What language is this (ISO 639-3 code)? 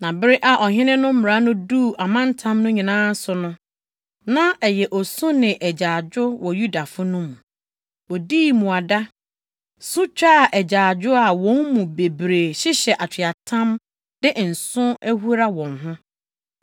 aka